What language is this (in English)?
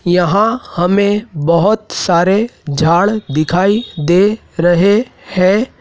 Hindi